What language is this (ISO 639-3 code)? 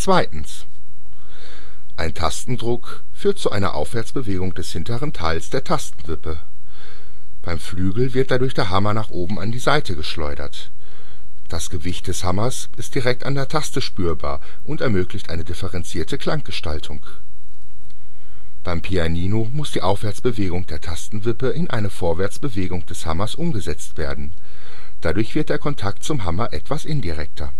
deu